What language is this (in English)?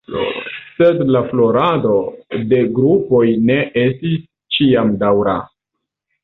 Esperanto